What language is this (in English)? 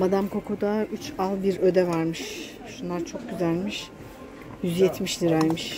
Turkish